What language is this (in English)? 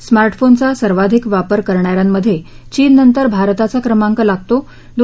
Marathi